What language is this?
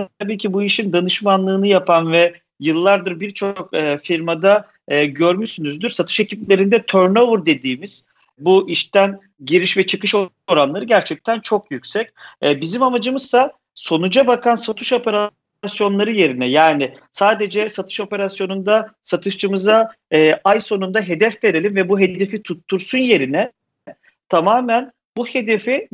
Turkish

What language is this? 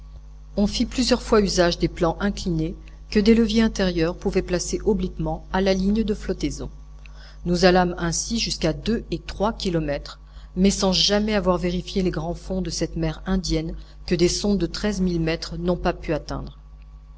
French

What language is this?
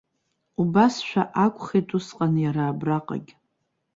Abkhazian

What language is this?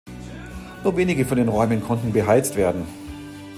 German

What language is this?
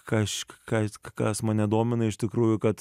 Lithuanian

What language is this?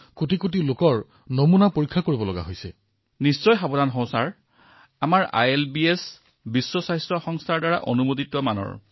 Assamese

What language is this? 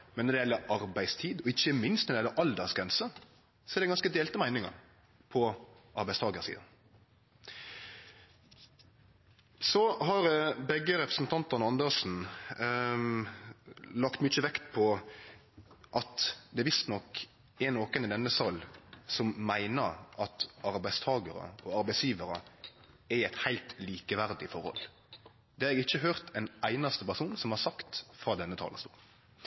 Norwegian Nynorsk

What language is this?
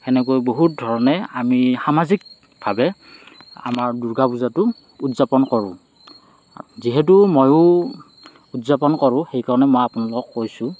Assamese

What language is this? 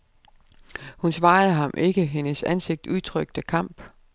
Danish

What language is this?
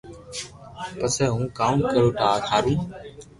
Loarki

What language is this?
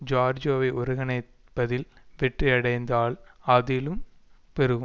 Tamil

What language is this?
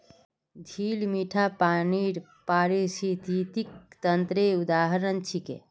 Magahi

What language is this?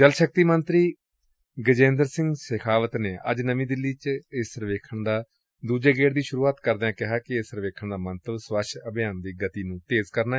Punjabi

